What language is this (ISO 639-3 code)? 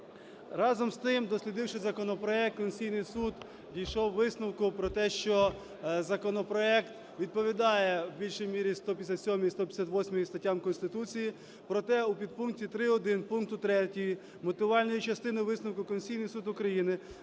ukr